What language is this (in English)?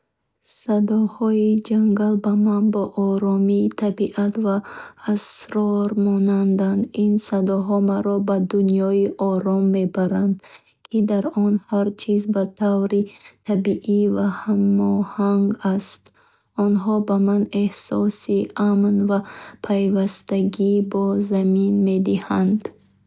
Bukharic